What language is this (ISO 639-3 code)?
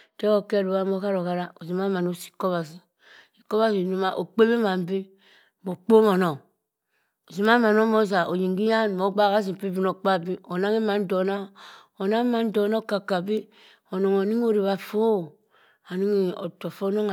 mfn